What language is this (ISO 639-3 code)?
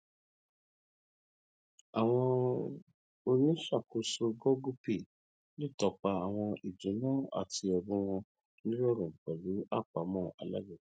yor